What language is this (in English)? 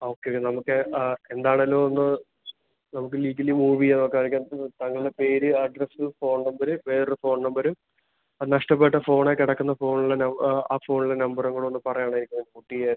Malayalam